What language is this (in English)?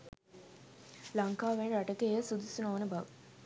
Sinhala